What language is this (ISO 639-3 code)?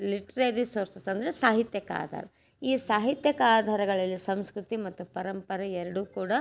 kan